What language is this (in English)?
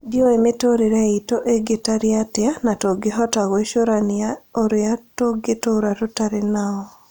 Kikuyu